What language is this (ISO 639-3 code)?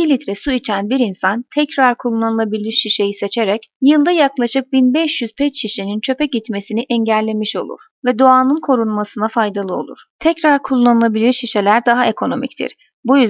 tur